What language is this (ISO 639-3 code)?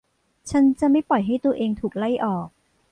tha